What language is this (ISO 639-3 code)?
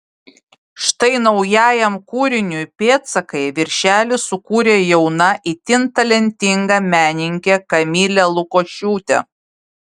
lit